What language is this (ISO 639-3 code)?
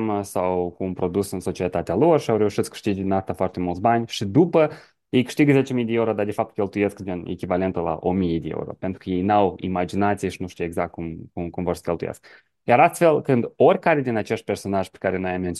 ron